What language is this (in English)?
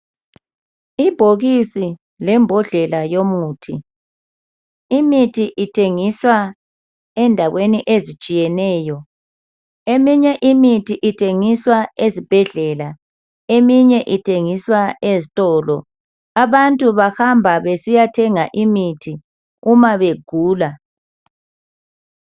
North Ndebele